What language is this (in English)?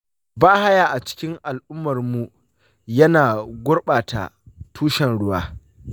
Hausa